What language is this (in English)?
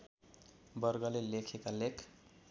Nepali